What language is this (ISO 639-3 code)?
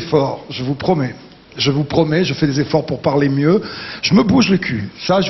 fra